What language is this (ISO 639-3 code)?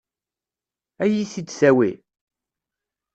kab